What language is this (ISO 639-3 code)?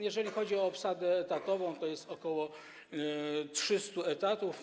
pol